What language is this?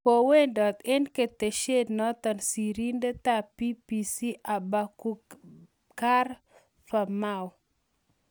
Kalenjin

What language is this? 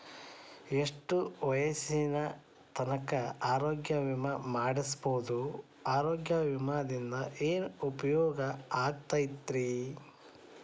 Kannada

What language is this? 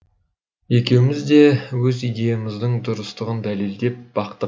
Kazakh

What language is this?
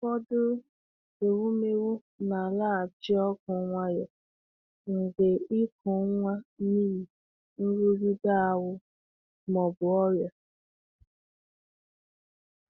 Igbo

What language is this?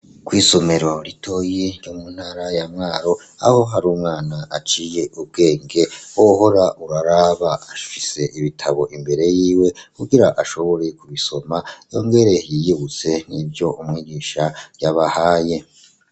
Rundi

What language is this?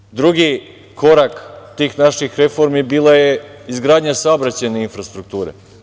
Serbian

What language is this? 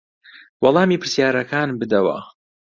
Central Kurdish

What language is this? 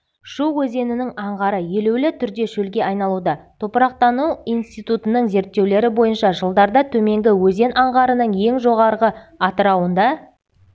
Kazakh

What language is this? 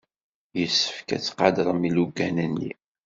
Kabyle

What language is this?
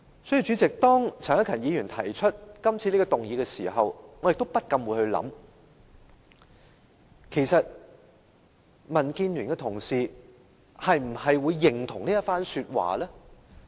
Cantonese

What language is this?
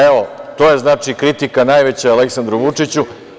Serbian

